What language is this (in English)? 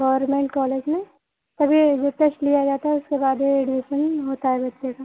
Hindi